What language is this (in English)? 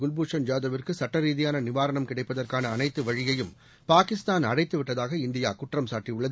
Tamil